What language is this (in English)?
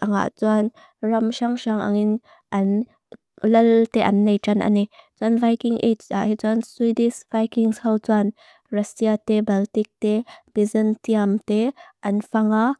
Mizo